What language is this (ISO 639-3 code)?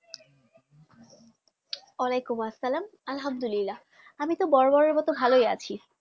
ben